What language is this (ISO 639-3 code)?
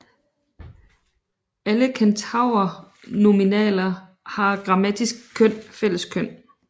dan